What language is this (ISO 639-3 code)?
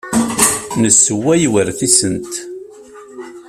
kab